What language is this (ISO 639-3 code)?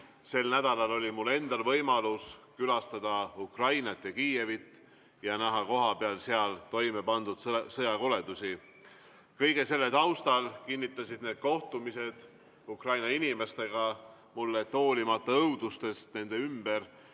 est